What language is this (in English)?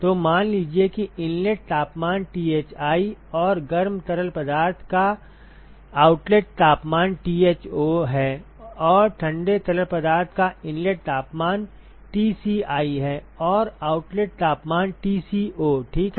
Hindi